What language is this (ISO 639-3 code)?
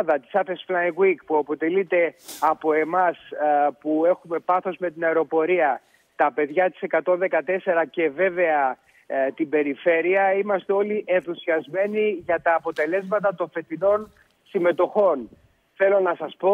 ell